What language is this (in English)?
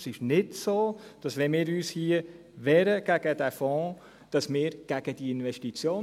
Swiss German